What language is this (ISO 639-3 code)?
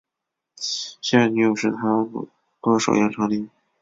zho